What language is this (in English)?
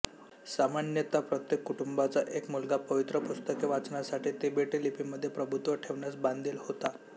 Marathi